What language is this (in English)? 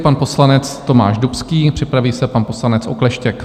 Czech